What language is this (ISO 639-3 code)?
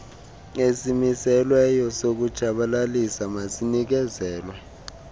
xho